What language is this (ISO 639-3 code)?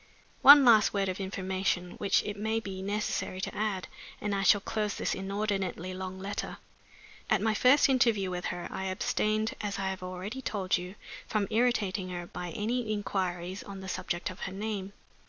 eng